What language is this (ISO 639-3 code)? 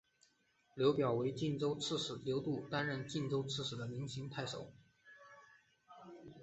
zho